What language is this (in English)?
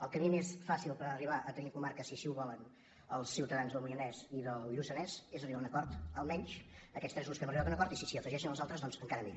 Catalan